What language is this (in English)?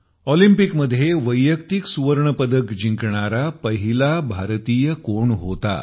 Marathi